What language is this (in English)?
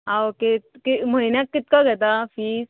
Konkani